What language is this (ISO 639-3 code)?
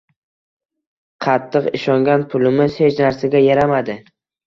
uzb